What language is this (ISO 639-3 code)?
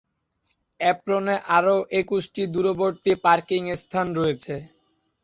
ben